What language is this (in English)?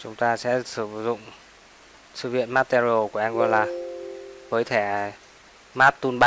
Vietnamese